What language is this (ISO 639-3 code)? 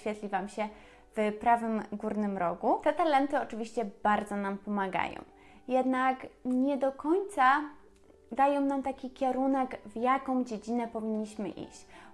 pol